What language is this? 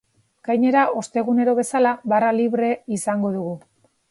Basque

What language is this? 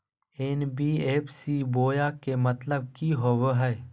Magahi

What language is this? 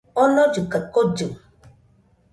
Nüpode Huitoto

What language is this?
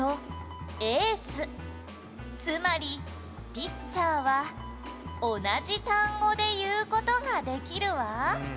Japanese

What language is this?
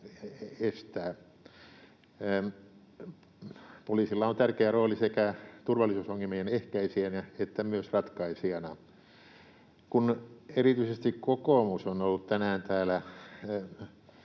Finnish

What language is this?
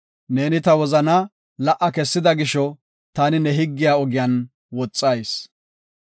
Gofa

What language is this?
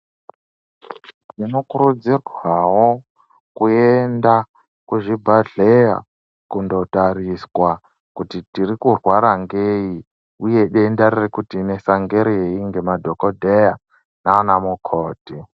Ndau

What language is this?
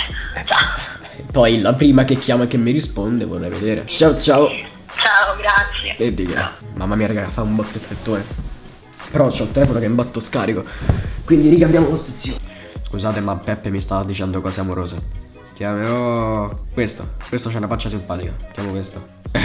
Italian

